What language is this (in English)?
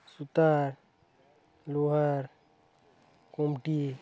Marathi